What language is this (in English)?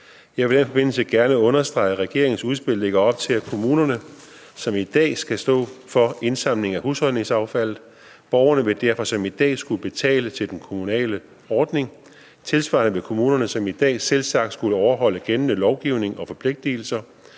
Danish